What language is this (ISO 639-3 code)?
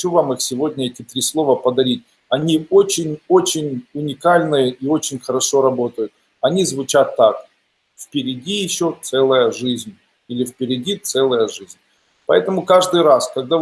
rus